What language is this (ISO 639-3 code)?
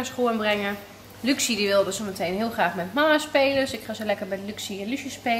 nld